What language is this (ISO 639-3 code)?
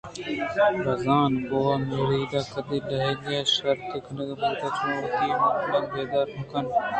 bgp